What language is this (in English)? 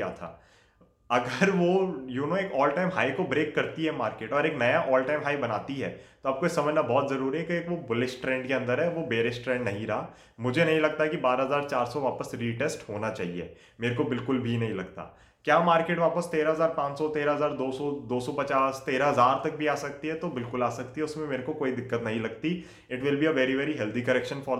Hindi